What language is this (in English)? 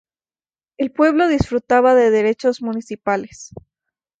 Spanish